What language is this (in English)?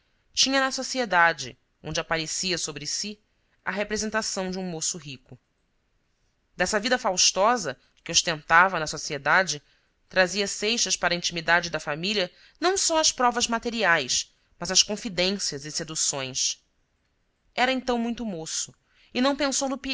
Portuguese